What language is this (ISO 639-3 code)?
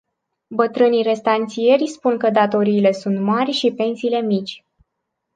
ron